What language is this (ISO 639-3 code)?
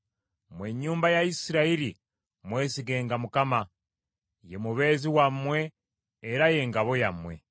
lug